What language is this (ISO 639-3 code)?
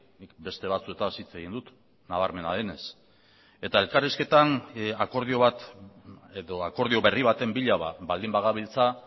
eus